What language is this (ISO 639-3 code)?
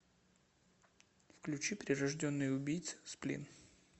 rus